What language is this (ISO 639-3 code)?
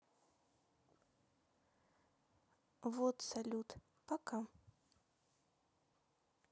rus